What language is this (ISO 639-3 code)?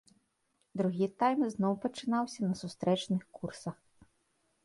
bel